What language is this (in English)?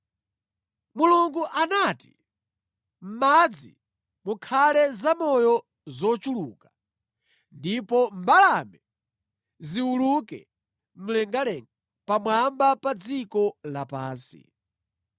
Nyanja